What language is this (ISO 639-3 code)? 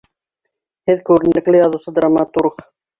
bak